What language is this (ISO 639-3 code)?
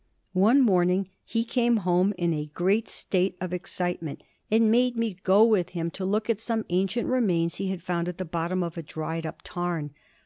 eng